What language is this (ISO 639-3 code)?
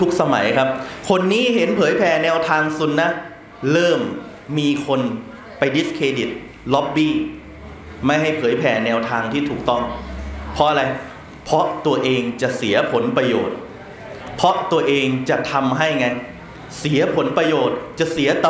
tha